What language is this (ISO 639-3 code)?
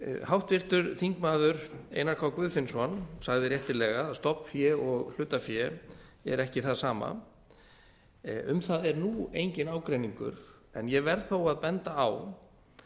isl